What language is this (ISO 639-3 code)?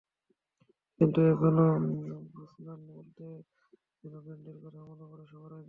ben